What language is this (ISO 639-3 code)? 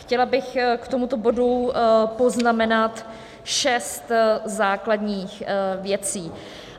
ces